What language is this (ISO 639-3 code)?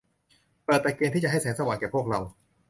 tha